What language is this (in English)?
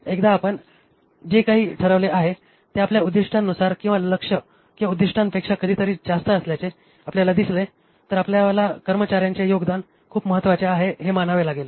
Marathi